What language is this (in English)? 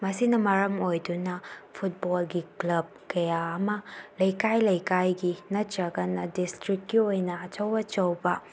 Manipuri